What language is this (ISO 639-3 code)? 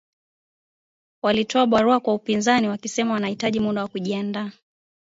swa